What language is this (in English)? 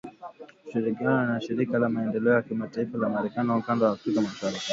Swahili